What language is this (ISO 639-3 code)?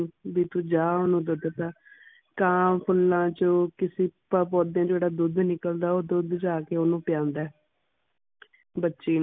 pan